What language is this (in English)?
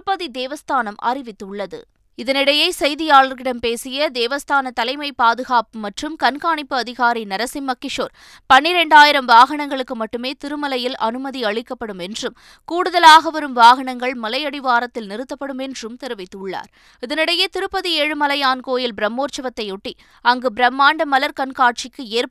Tamil